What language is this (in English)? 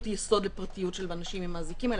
Hebrew